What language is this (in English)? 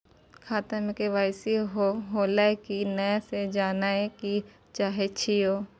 Maithili